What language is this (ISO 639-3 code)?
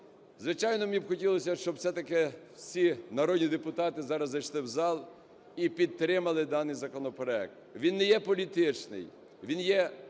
ukr